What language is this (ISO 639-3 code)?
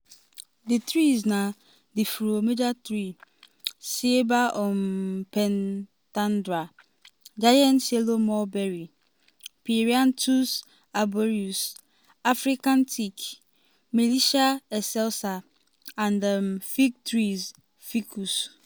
pcm